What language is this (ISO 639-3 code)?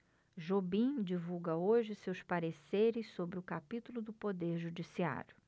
por